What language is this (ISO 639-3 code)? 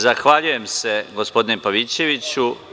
srp